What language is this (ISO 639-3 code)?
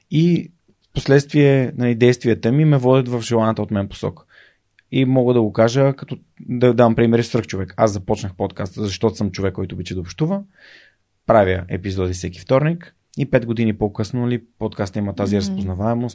bul